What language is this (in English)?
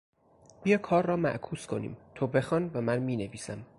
Persian